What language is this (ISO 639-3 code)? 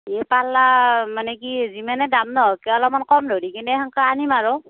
asm